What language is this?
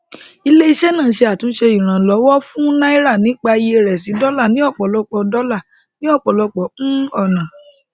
Yoruba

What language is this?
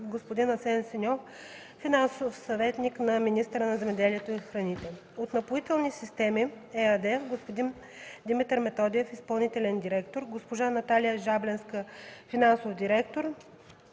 Bulgarian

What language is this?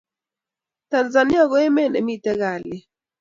Kalenjin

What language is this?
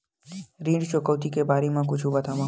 Chhattisgarhi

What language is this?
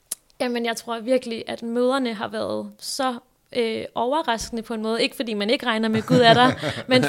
Danish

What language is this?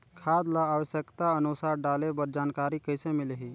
Chhattisgarhi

